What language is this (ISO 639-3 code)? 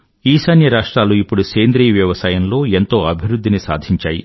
tel